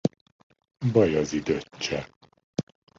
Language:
Hungarian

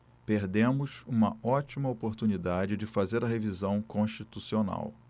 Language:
Portuguese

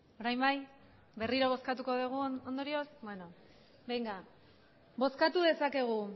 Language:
Basque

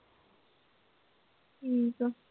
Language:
Punjabi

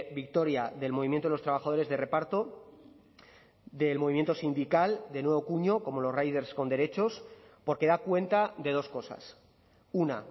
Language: Spanish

